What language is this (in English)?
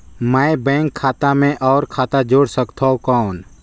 Chhattisgarhi